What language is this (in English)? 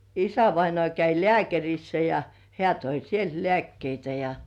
Finnish